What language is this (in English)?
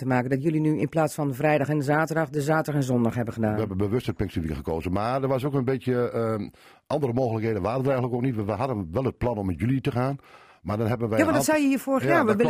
Dutch